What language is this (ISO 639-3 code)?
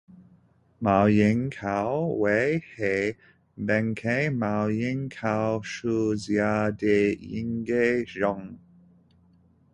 zho